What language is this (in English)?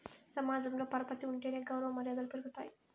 Telugu